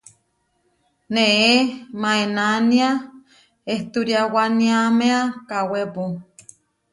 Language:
Huarijio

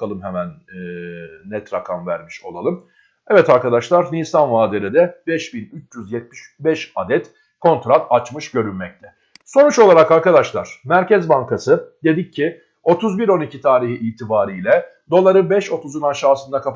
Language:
Turkish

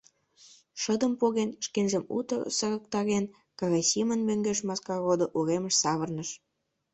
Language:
Mari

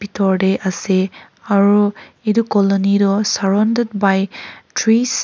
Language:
Naga Pidgin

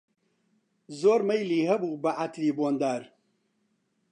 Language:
Central Kurdish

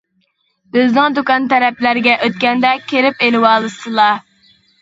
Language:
Uyghur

